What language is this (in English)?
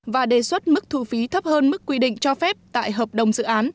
Vietnamese